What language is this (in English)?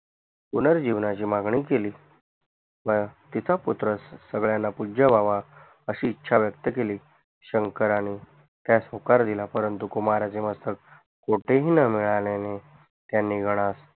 Marathi